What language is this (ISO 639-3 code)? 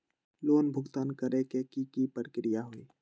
mag